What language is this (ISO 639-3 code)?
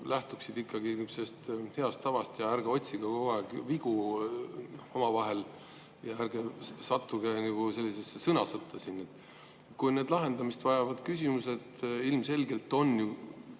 est